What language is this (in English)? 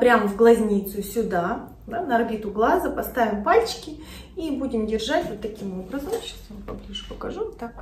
Russian